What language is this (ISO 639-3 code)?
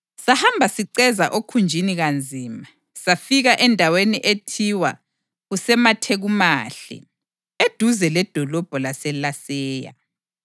nde